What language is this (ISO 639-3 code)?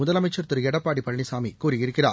tam